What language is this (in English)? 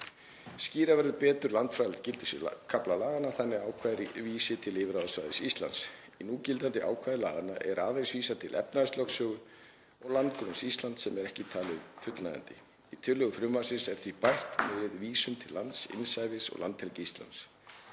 Icelandic